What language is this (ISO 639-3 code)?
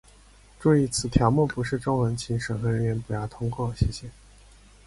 zho